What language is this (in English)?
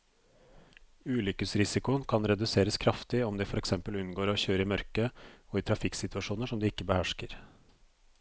Norwegian